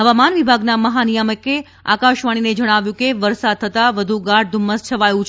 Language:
Gujarati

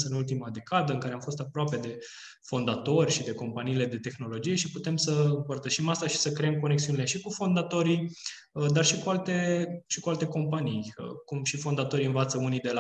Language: Romanian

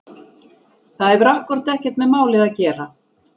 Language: Icelandic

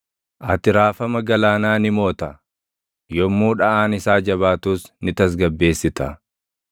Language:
Oromo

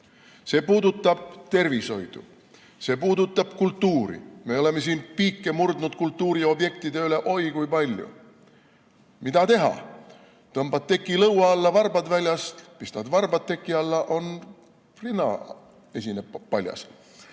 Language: Estonian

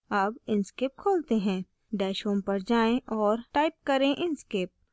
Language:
Hindi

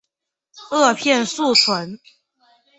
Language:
Chinese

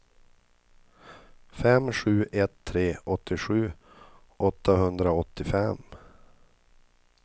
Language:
Swedish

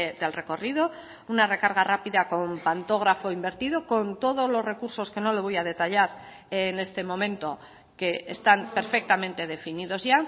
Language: Spanish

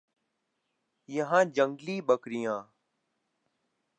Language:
Urdu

